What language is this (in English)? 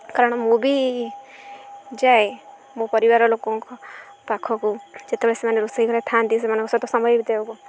Odia